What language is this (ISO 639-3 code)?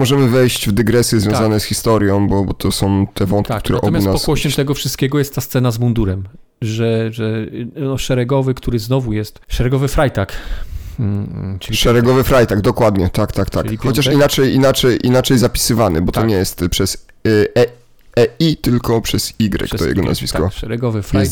pol